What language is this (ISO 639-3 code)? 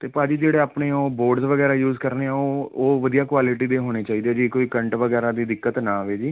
pan